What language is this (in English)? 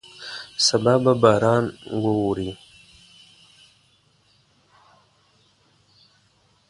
Pashto